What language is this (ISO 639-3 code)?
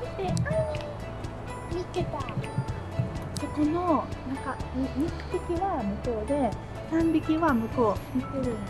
jpn